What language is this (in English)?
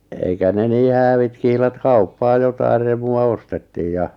Finnish